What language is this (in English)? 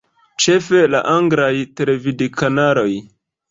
Esperanto